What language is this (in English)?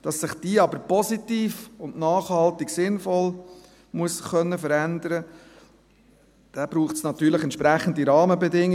Swiss German